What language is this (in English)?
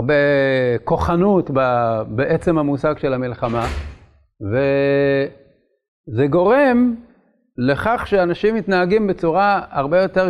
Hebrew